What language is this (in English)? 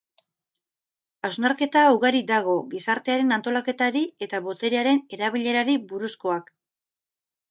Basque